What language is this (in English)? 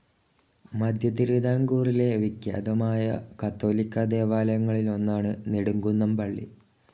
Malayalam